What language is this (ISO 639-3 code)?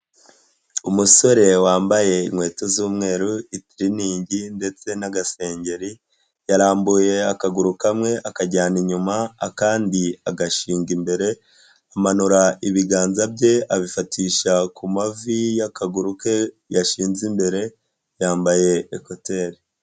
kin